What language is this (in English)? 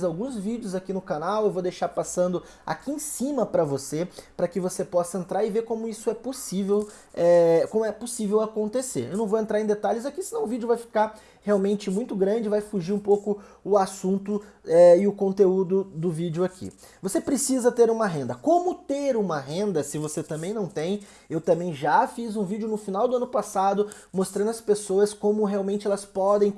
Portuguese